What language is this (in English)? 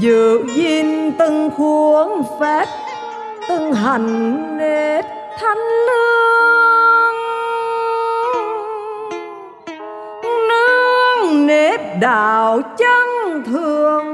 Vietnamese